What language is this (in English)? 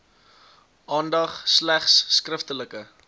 Afrikaans